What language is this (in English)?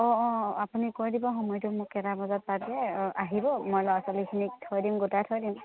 Assamese